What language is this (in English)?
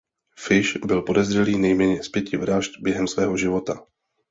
Czech